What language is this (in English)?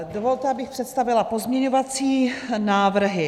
Czech